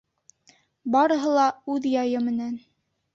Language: Bashkir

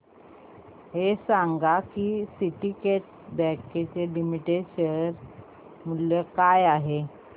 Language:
Marathi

